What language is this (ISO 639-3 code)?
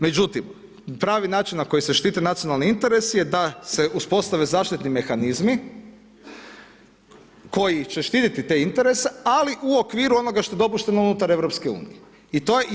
hrv